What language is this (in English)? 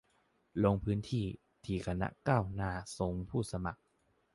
Thai